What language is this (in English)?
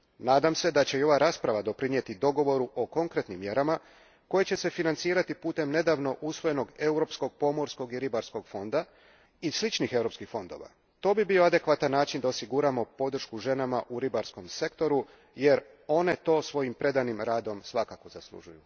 Croatian